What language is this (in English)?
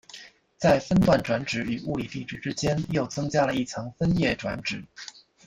Chinese